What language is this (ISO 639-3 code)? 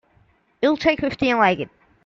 eng